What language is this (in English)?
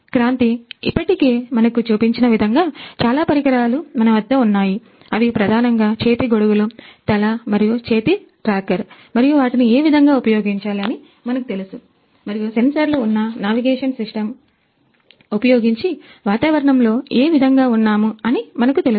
Telugu